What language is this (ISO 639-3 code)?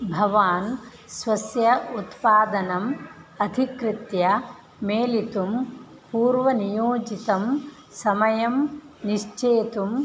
san